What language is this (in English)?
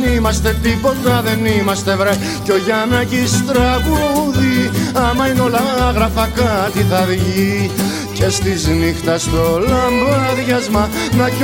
Greek